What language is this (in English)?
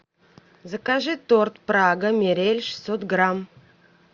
Russian